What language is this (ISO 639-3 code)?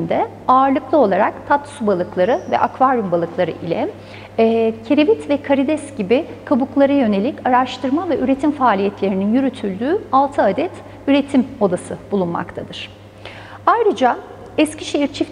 tur